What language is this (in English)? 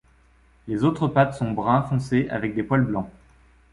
French